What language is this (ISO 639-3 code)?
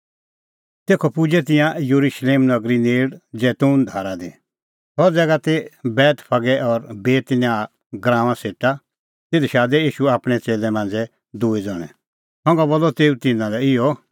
kfx